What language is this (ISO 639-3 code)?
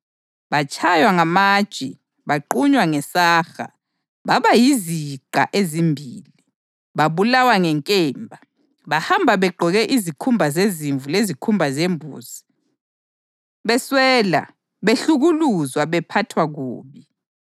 nde